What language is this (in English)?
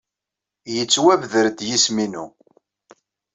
Kabyle